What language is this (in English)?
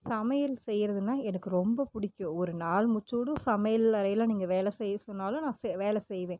Tamil